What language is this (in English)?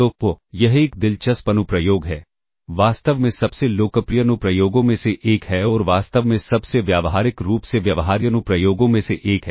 Hindi